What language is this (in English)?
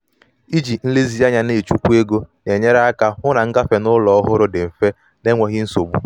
Igbo